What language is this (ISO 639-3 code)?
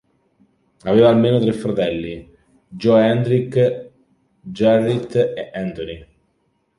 ita